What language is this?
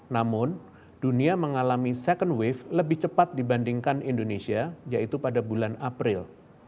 Indonesian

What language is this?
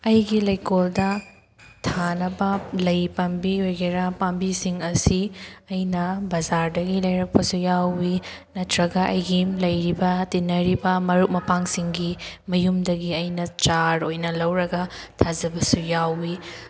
Manipuri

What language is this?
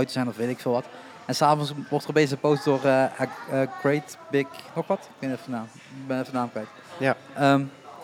Dutch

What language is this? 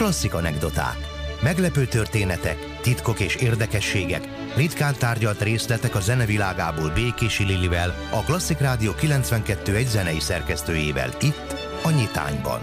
Hungarian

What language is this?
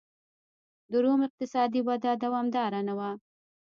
Pashto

